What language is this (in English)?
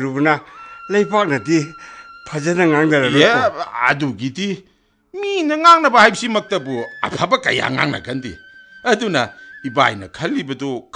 Korean